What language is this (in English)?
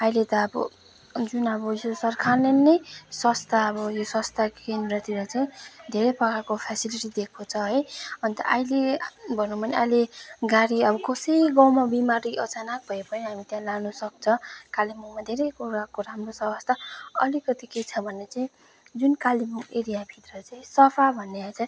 Nepali